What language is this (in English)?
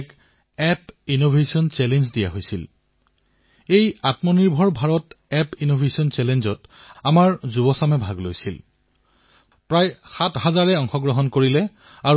Assamese